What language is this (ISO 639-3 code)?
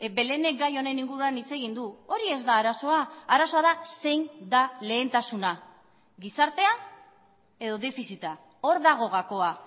eus